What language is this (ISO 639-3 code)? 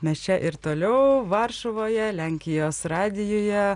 lit